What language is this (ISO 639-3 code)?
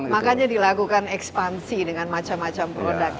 ind